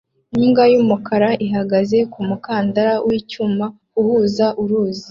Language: Kinyarwanda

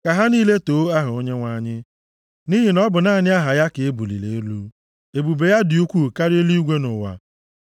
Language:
Igbo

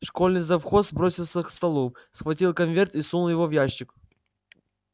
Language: Russian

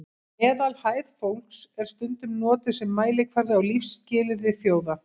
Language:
Icelandic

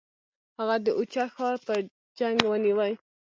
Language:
Pashto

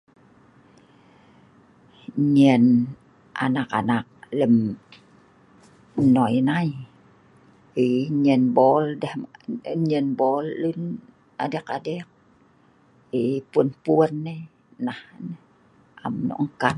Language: Sa'ban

